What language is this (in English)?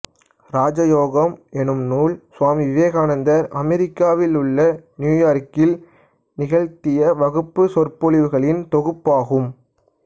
Tamil